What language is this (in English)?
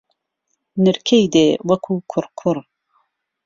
Central Kurdish